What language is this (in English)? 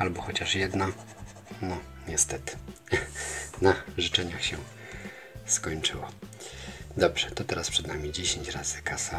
Polish